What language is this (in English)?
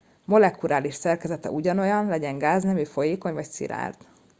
Hungarian